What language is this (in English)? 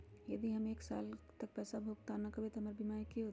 Magahi